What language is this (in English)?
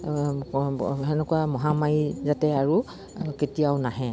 Assamese